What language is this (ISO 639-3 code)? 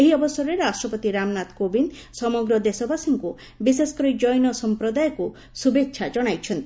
ori